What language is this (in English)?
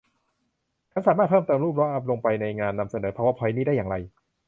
Thai